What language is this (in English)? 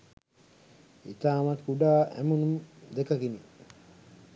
Sinhala